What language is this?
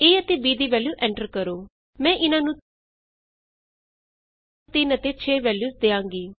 Punjabi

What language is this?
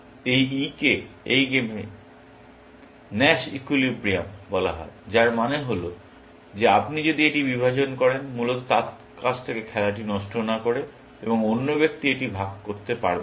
Bangla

